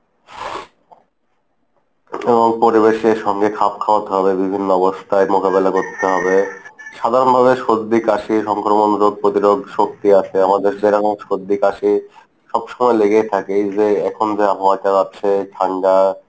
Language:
Bangla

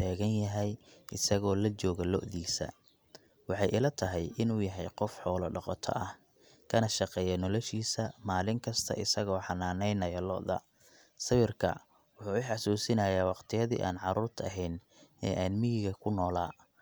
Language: Somali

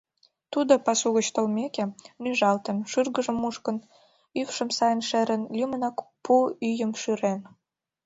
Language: Mari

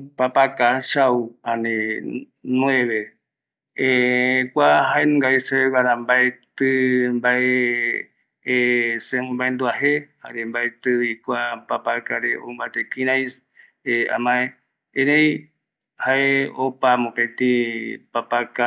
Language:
Eastern Bolivian Guaraní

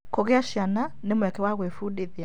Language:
Kikuyu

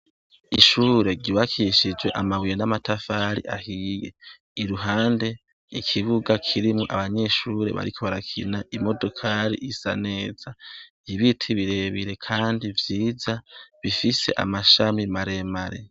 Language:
Rundi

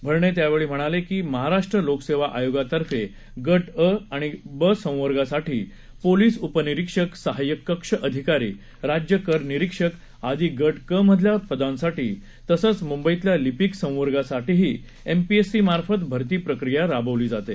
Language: Marathi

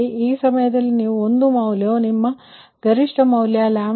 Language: Kannada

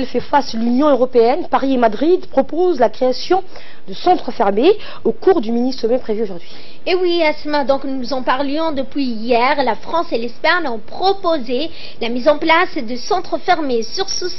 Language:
French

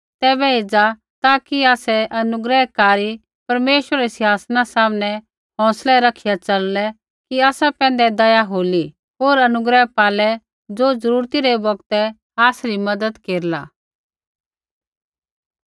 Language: Kullu Pahari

